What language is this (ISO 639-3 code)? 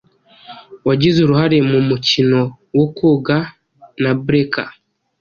kin